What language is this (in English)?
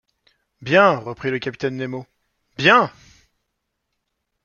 French